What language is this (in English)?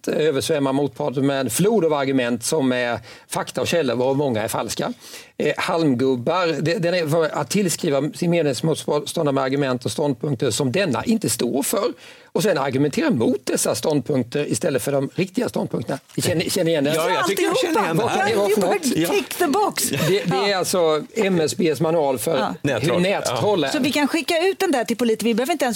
Swedish